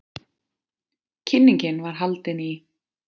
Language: Icelandic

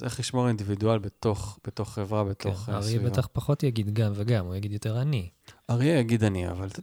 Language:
Hebrew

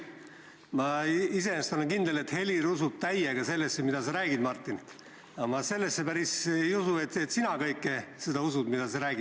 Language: Estonian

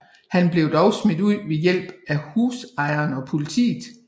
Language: Danish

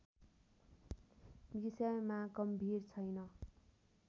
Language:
Nepali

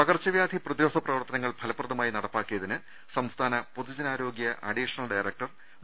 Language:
Malayalam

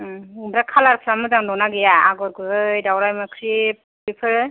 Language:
Bodo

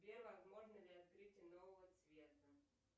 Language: Russian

